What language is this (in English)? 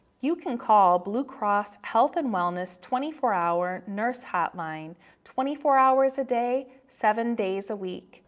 English